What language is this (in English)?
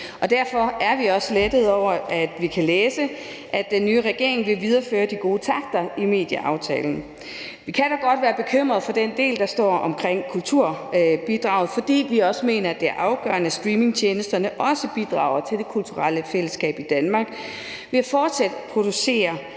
Danish